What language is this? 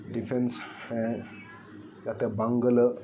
Santali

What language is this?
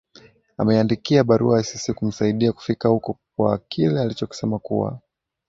Swahili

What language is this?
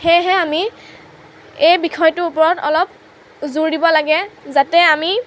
Assamese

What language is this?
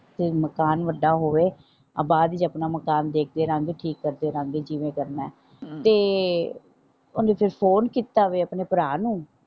Punjabi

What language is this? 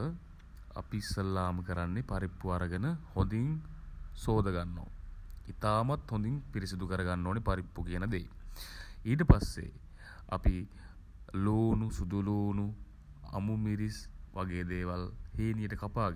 Sinhala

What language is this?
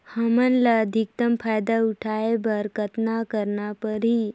Chhattisgarhi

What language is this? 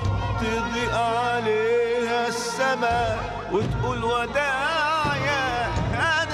Arabic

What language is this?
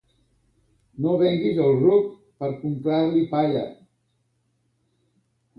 Catalan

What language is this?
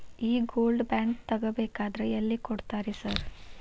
Kannada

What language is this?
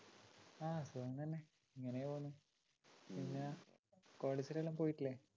Malayalam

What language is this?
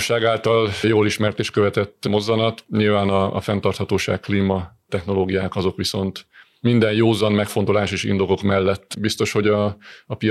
Hungarian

